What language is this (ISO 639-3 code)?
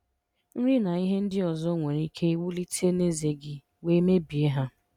ibo